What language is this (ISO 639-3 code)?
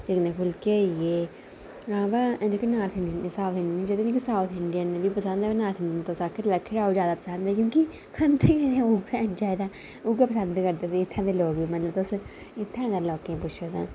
doi